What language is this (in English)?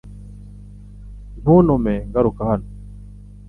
Kinyarwanda